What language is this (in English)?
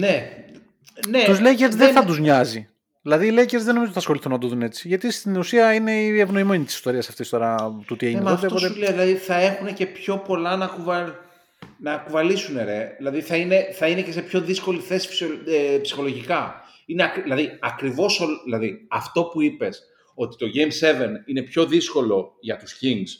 Greek